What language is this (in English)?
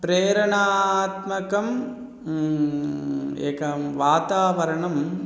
Sanskrit